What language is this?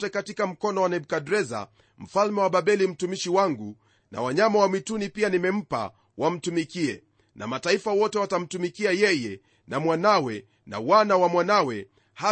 Swahili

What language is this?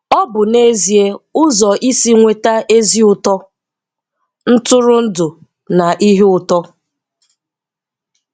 Igbo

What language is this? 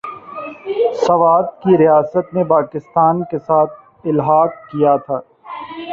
Urdu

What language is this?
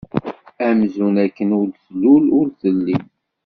Kabyle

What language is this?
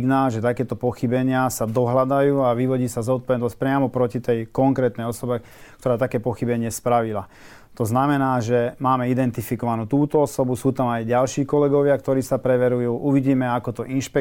Slovak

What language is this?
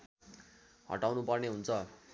Nepali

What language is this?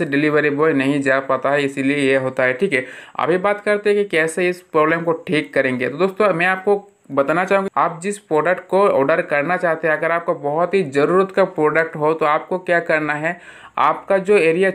Hindi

